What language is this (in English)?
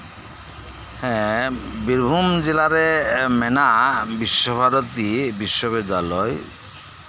Santali